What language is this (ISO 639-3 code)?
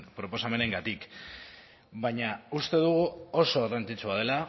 eus